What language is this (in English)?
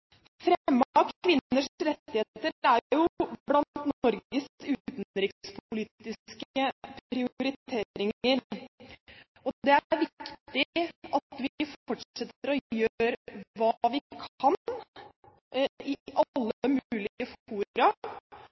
Norwegian Bokmål